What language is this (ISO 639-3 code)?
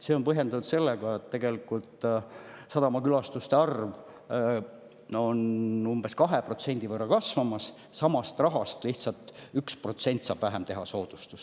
est